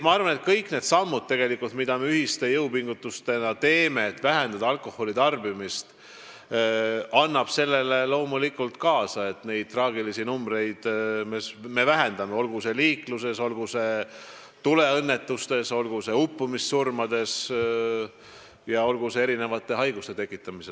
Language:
Estonian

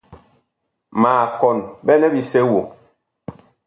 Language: Bakoko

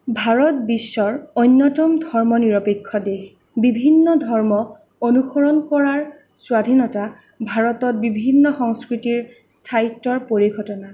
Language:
Assamese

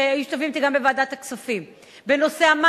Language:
Hebrew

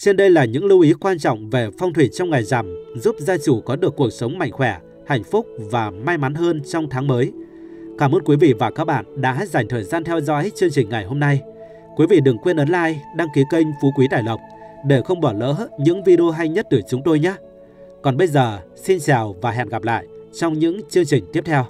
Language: Vietnamese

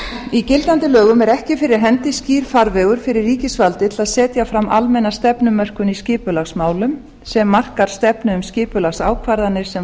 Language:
Icelandic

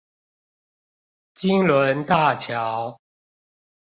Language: Chinese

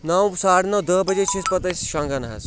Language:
Kashmiri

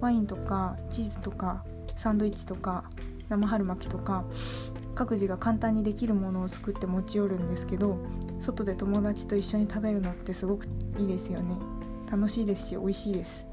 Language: Japanese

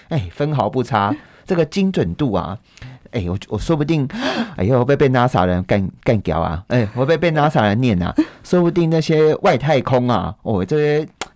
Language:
Chinese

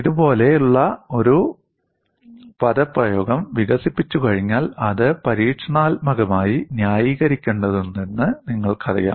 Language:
Malayalam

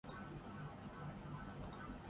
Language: Urdu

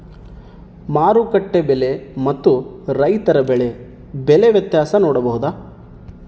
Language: Kannada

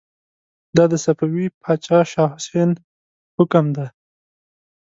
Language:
Pashto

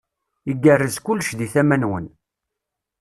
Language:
Kabyle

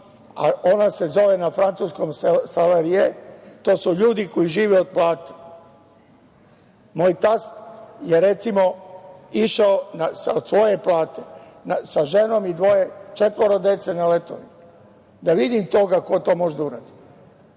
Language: Serbian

